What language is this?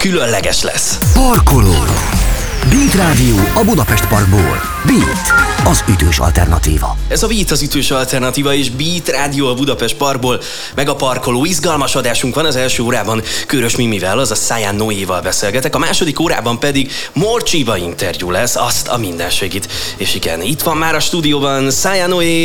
Hungarian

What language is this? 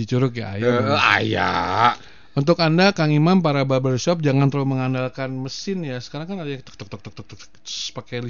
Indonesian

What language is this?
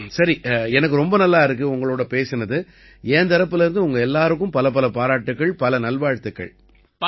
Tamil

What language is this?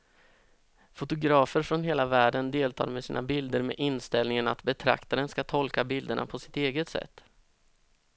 Swedish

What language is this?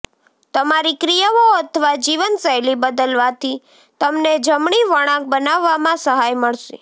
Gujarati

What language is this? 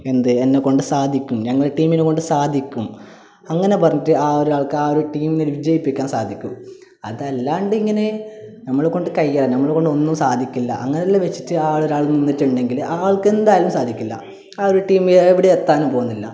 Malayalam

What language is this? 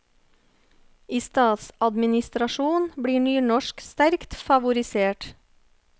Norwegian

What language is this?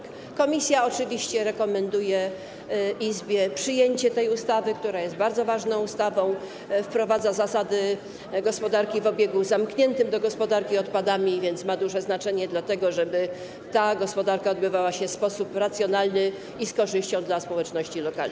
Polish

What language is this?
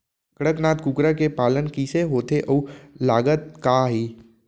Chhattisgarhi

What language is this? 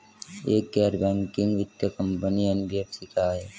Hindi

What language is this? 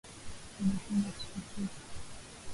Swahili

